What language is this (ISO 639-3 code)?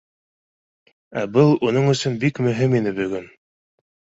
bak